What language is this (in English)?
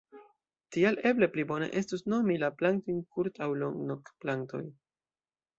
Esperanto